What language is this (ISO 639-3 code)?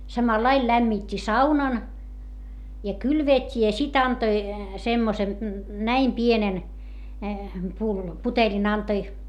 fin